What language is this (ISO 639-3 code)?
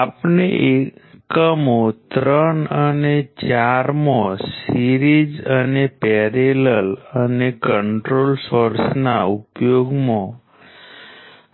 guj